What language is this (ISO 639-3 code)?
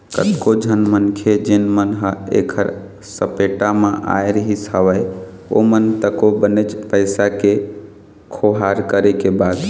hne